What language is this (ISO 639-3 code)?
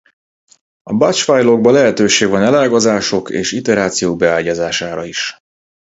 hun